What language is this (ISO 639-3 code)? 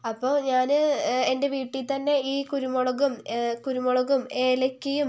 mal